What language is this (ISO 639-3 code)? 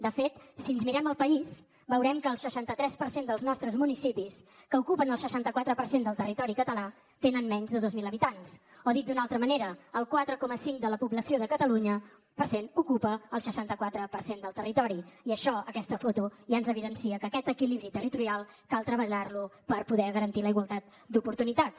cat